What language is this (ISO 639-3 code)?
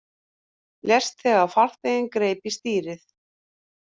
isl